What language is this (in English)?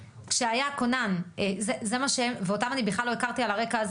Hebrew